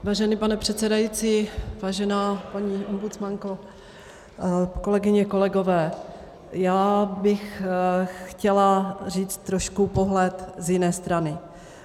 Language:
Czech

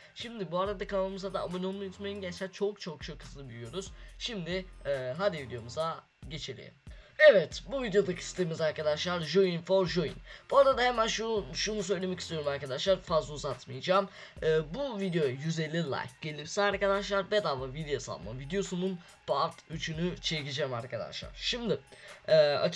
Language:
Turkish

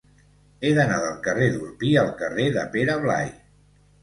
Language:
Catalan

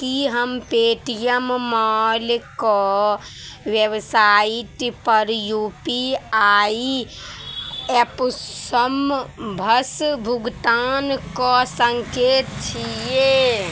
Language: Maithili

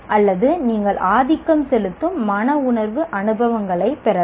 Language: Tamil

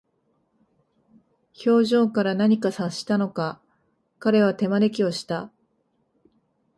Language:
Japanese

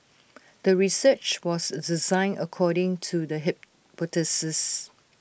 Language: English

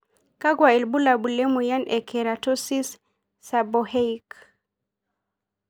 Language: Masai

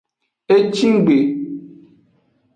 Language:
Aja (Benin)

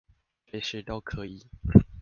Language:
Chinese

